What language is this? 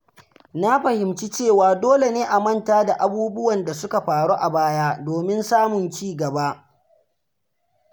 Hausa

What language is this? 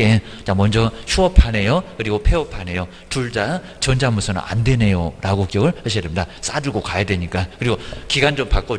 Korean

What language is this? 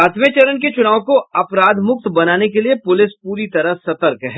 Hindi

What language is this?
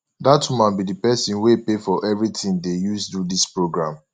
Nigerian Pidgin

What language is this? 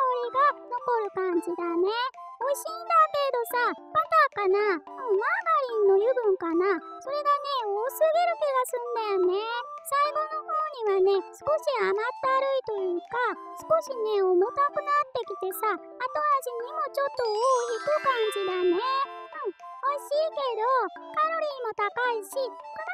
Japanese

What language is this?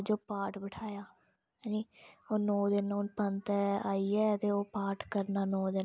Dogri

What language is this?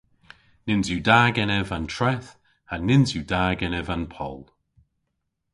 Cornish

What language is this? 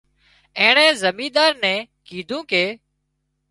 Wadiyara Koli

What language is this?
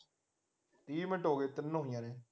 Punjabi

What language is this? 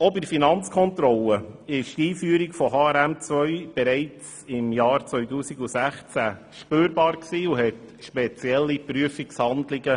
Swiss German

